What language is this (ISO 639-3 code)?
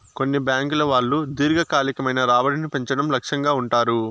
tel